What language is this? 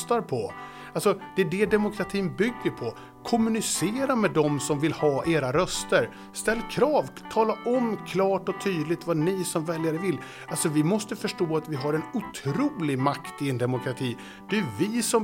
Swedish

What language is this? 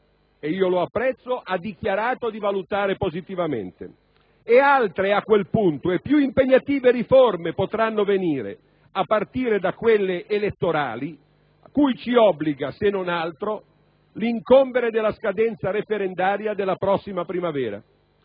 Italian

